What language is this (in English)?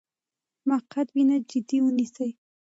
Pashto